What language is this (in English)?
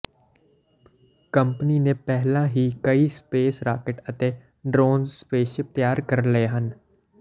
Punjabi